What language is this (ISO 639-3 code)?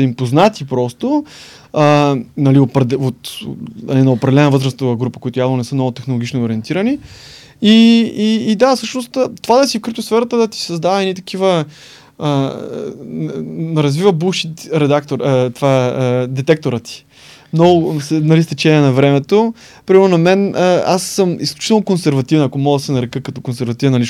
bul